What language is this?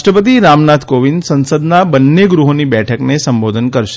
Gujarati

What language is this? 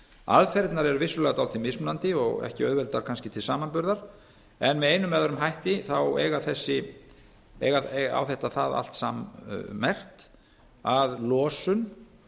Icelandic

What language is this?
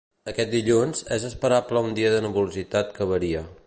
Catalan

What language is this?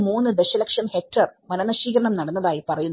Malayalam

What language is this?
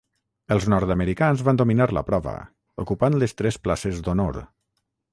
Catalan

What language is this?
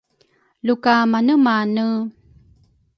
Rukai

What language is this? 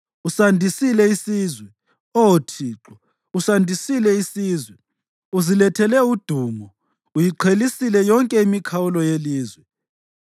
North Ndebele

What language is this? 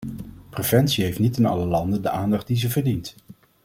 Dutch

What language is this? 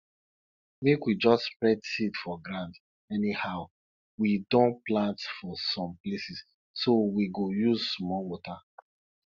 Nigerian Pidgin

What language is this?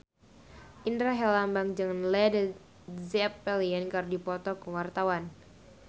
Sundanese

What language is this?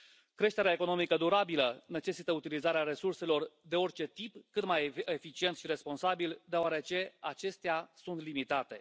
Romanian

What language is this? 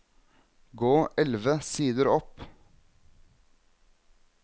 Norwegian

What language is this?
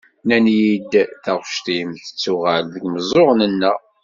Kabyle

